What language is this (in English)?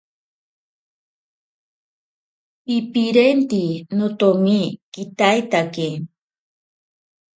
Ashéninka Perené